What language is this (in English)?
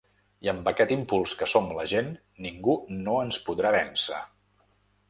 Catalan